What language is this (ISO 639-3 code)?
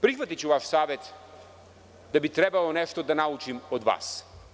srp